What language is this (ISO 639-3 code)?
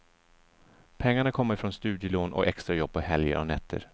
swe